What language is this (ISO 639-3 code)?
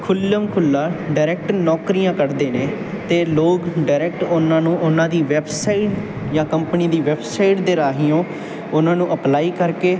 pan